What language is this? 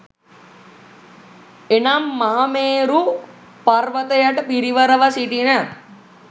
Sinhala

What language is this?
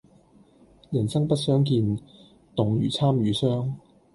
Cantonese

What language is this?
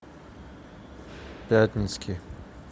Russian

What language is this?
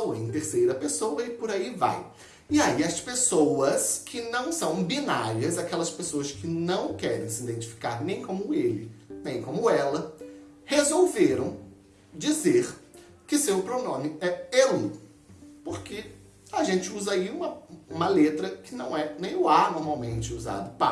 Portuguese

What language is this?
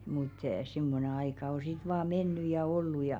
Finnish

